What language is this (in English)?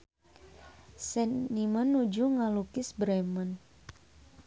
Sundanese